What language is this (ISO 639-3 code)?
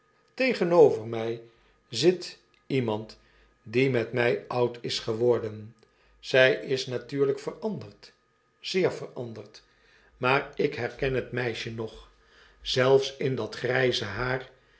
nld